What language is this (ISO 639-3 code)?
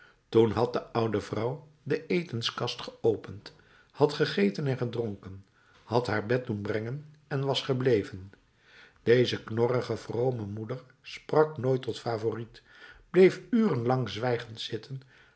nld